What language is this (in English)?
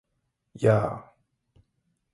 Japanese